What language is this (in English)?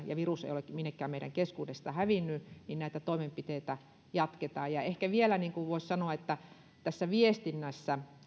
Finnish